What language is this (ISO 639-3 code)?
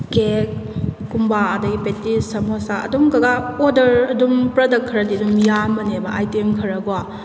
mni